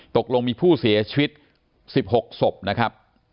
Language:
Thai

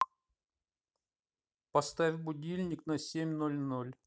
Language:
Russian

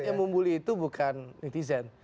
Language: Indonesian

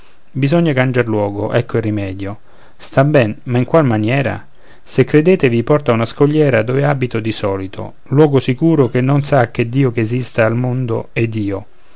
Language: Italian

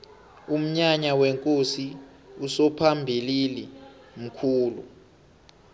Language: South Ndebele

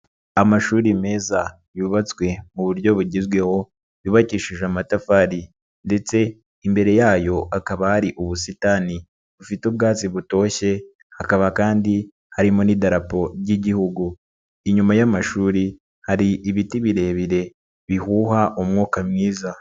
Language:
Kinyarwanda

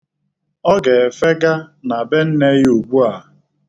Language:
Igbo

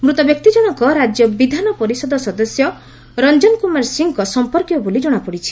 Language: Odia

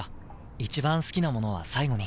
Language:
Japanese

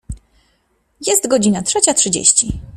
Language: Polish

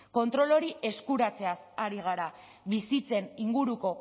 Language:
Basque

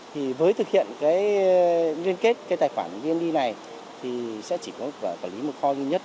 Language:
Vietnamese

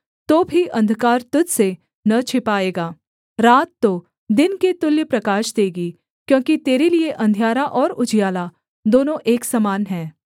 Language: Hindi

